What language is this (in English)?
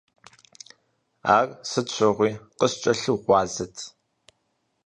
Kabardian